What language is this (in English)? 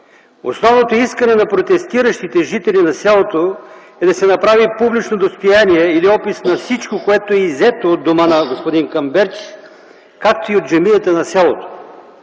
Bulgarian